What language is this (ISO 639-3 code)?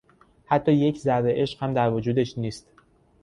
fas